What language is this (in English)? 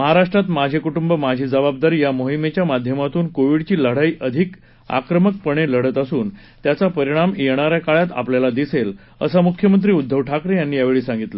Marathi